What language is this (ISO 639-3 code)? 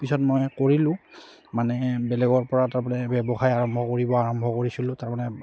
asm